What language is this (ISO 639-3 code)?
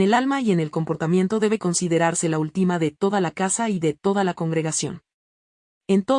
spa